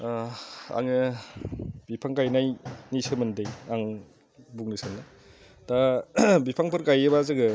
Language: Bodo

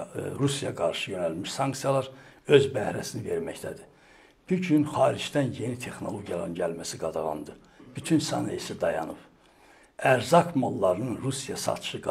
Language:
Turkish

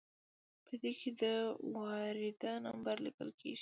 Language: Pashto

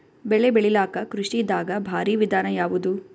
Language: Kannada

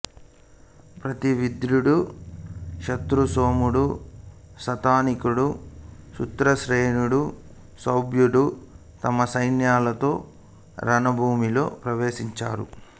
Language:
Telugu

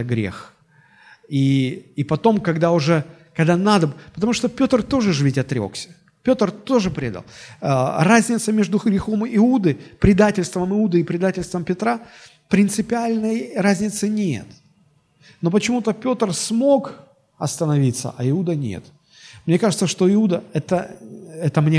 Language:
Russian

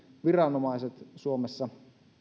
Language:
Finnish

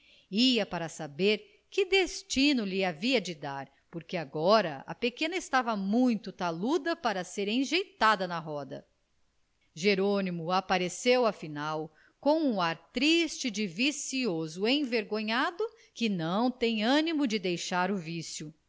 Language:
Portuguese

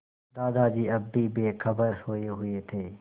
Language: Hindi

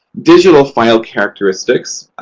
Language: English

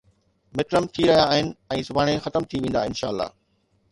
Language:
Sindhi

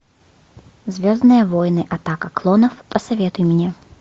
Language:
Russian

